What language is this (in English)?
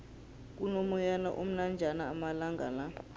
South Ndebele